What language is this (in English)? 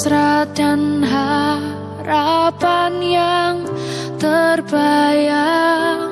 Indonesian